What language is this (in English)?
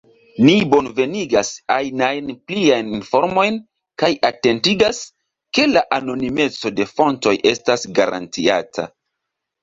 Esperanto